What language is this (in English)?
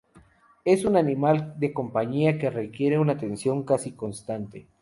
Spanish